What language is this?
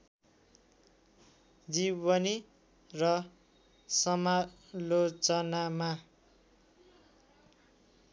Nepali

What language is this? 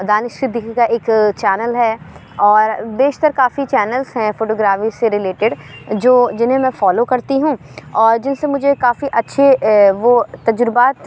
Urdu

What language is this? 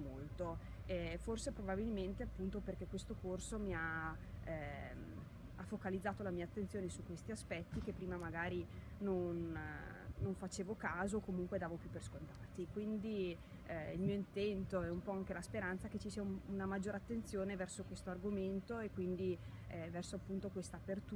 Italian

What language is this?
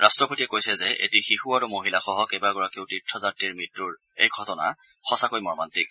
Assamese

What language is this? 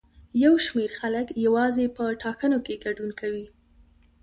Pashto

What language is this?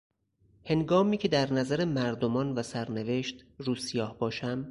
Persian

